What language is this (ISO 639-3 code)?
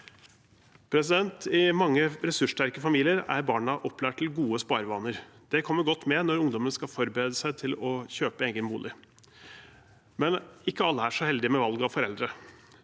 nor